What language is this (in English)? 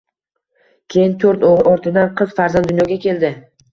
Uzbek